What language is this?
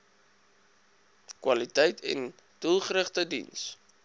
Afrikaans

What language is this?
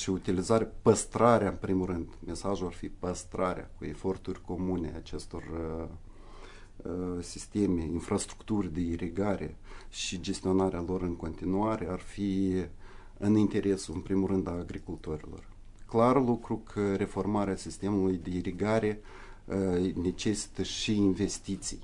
Romanian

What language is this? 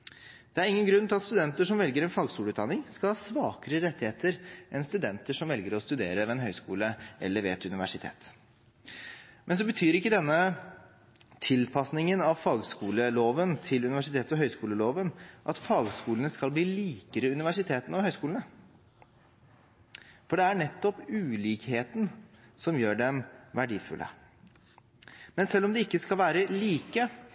Norwegian Bokmål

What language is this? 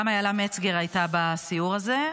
Hebrew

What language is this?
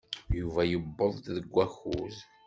Kabyle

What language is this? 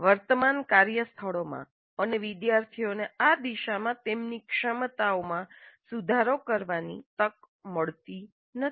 Gujarati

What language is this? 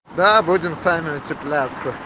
Russian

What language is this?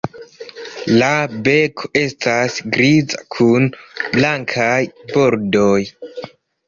Esperanto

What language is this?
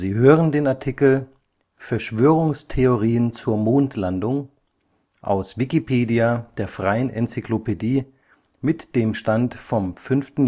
German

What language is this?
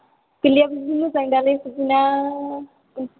Bodo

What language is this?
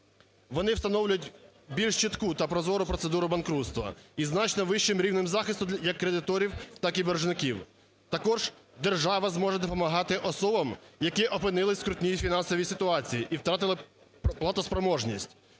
Ukrainian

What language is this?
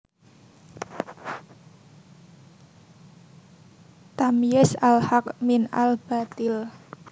Javanese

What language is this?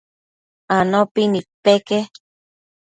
Matsés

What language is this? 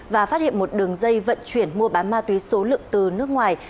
Vietnamese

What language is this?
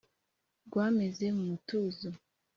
Kinyarwanda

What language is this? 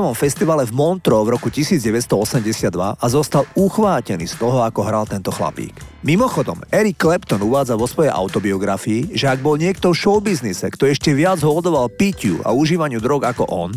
Slovak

